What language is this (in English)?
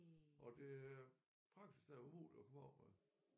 Danish